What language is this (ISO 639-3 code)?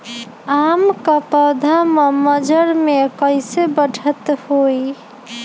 mag